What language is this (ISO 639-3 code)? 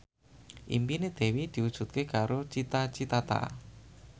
jav